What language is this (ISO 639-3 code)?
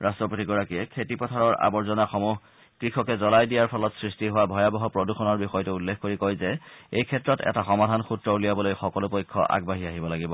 asm